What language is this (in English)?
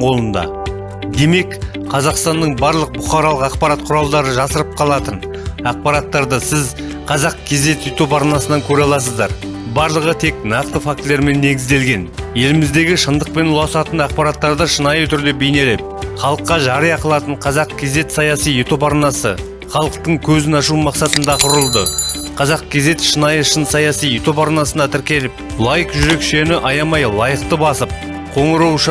Turkish